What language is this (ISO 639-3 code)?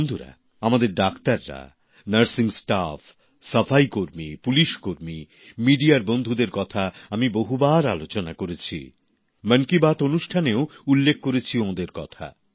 ben